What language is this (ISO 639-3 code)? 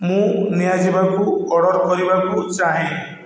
ori